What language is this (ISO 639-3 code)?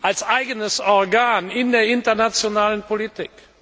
deu